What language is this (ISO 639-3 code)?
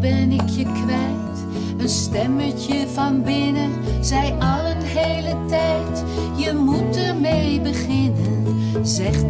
nld